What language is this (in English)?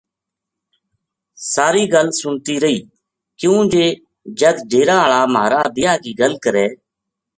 Gujari